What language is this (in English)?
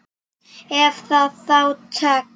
Icelandic